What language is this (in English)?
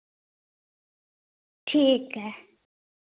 Dogri